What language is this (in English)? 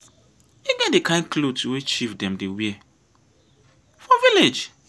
Nigerian Pidgin